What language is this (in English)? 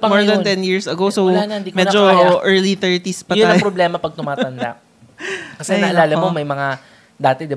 Filipino